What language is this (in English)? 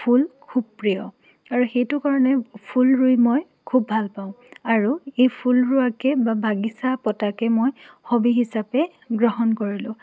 Assamese